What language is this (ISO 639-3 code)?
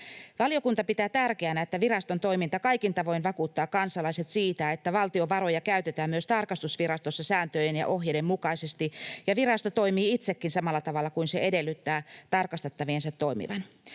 fin